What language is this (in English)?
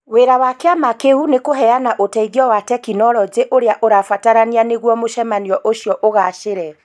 Kikuyu